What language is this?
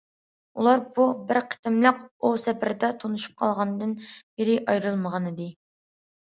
Uyghur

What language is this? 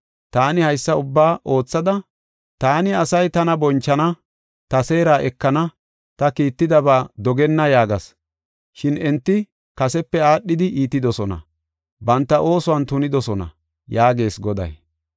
Gofa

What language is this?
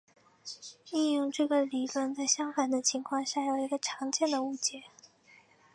Chinese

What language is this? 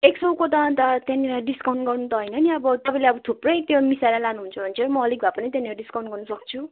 Nepali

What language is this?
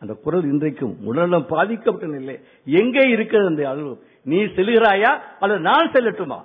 Tamil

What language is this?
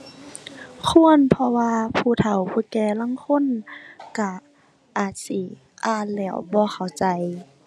Thai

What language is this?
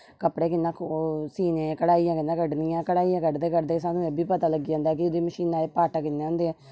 Dogri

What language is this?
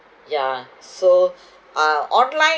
English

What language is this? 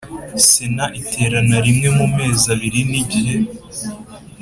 Kinyarwanda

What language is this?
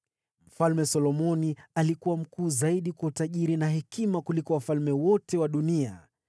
Swahili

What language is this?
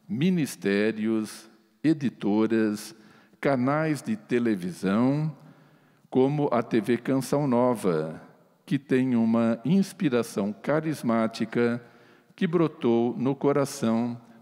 Portuguese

